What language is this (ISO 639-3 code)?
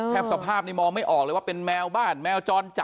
tha